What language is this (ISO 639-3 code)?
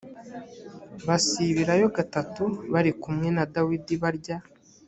kin